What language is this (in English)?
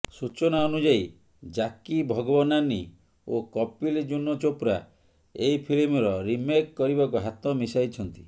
Odia